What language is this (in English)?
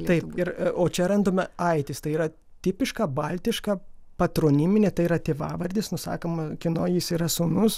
Lithuanian